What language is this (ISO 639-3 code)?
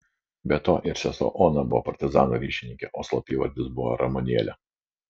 lit